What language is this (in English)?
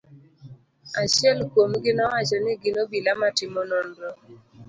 Luo (Kenya and Tanzania)